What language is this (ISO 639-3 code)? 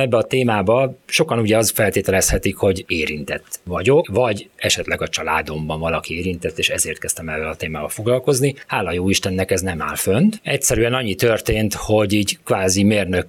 hun